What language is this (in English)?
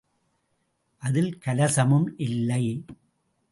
Tamil